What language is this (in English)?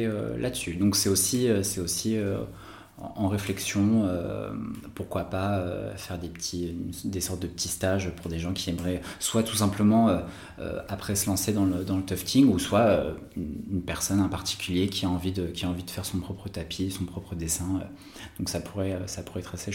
French